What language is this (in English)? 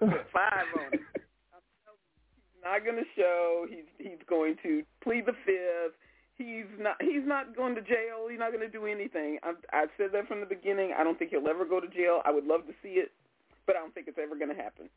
English